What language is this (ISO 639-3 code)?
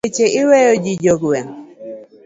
luo